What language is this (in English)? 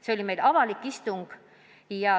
Estonian